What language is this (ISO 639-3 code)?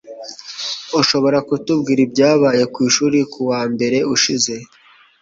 kin